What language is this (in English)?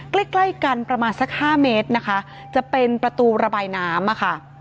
Thai